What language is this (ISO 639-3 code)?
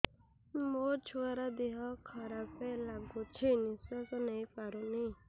ori